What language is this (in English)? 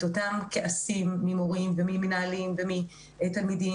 Hebrew